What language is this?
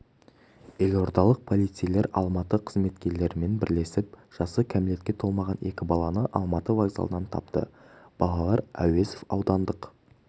Kazakh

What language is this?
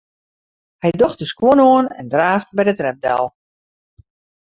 Western Frisian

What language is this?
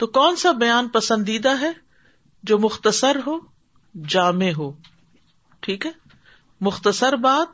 Urdu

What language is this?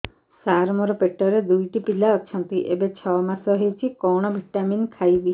Odia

